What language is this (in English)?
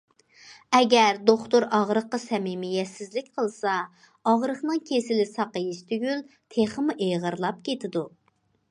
Uyghur